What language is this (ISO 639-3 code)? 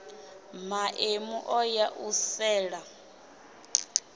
ven